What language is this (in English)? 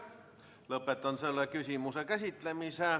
Estonian